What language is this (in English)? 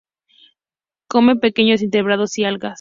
Spanish